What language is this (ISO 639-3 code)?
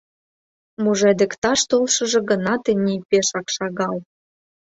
chm